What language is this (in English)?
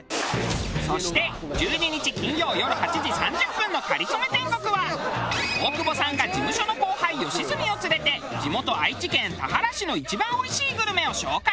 Japanese